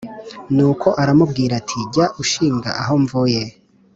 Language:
Kinyarwanda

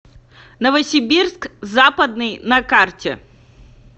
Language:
Russian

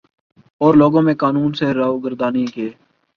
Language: Urdu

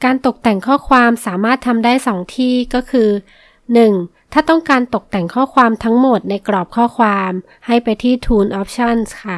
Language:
Thai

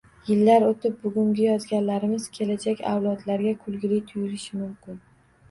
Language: Uzbek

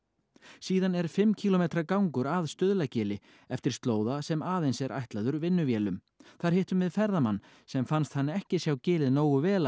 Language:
Icelandic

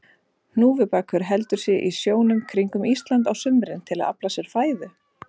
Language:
Icelandic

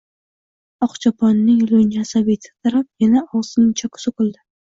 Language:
Uzbek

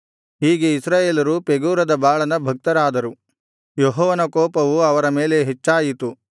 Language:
Kannada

